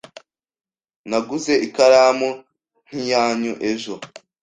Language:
Kinyarwanda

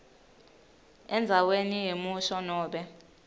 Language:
Swati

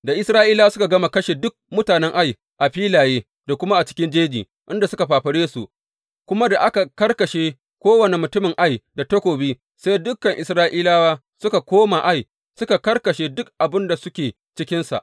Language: Hausa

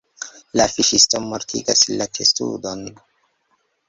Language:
Esperanto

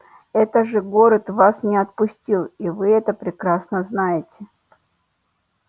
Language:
Russian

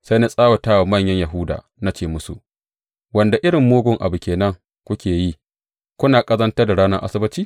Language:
Hausa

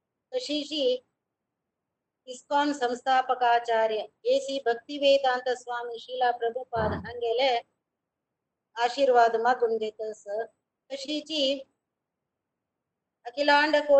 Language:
Kannada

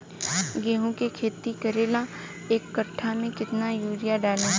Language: Bhojpuri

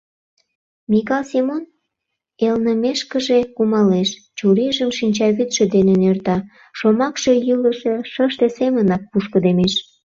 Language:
Mari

